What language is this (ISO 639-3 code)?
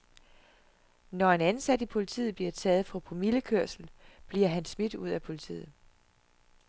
dan